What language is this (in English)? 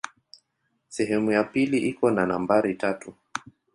Swahili